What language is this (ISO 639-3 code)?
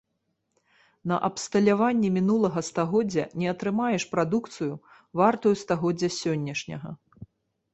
bel